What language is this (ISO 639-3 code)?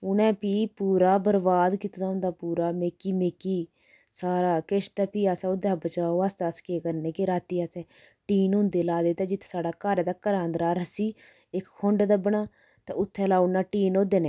doi